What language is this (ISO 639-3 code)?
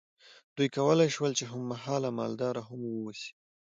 pus